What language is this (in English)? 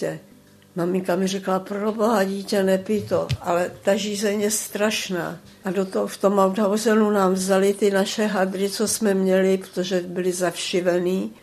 Czech